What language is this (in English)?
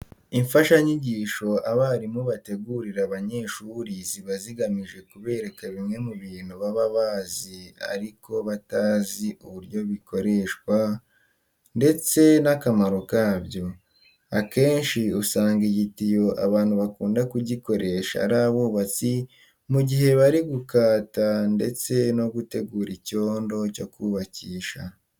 Kinyarwanda